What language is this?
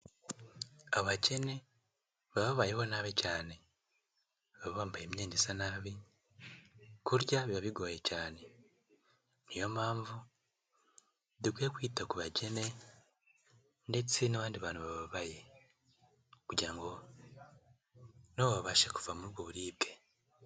Kinyarwanda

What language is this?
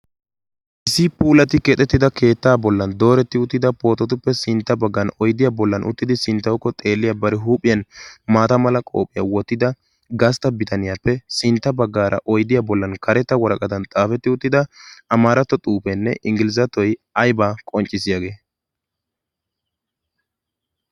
Wolaytta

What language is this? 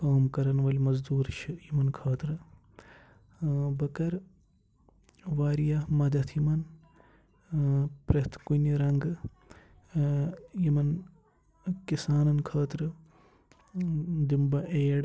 Kashmiri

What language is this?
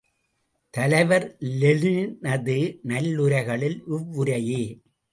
Tamil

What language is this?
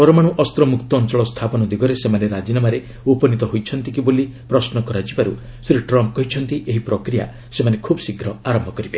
Odia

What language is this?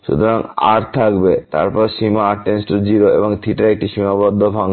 Bangla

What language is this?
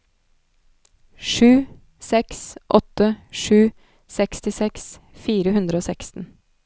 Norwegian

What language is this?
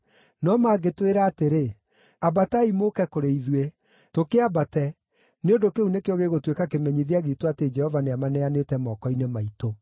Kikuyu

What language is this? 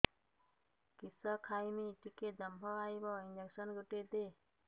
Odia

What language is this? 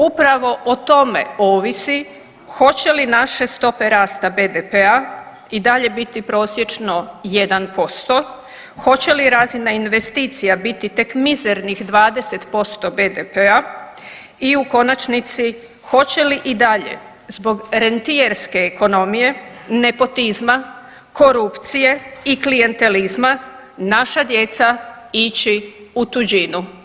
Croatian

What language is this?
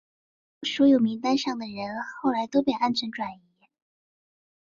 Chinese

